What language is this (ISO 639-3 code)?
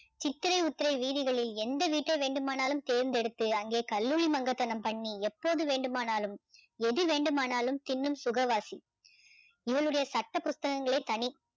tam